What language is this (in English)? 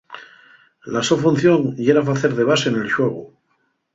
Asturian